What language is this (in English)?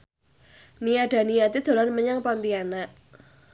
Javanese